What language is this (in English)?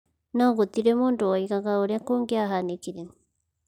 Kikuyu